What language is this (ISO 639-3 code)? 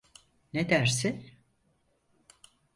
tur